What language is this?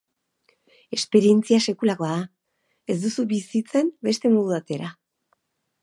Basque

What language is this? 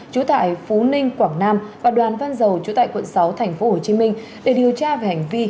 Vietnamese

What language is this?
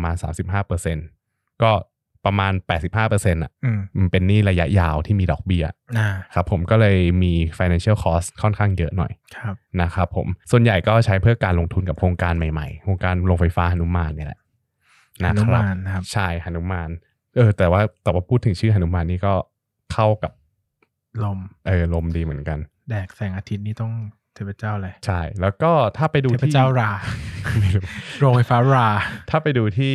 Thai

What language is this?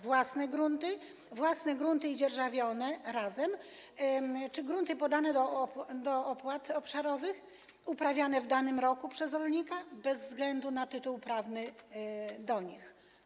Polish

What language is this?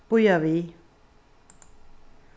Faroese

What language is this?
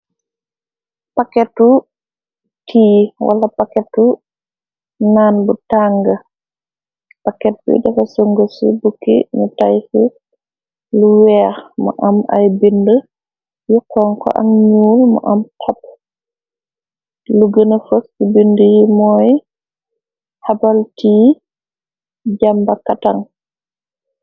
Wolof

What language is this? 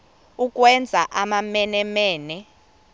Xhosa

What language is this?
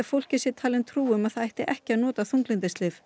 Icelandic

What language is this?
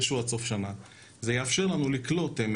Hebrew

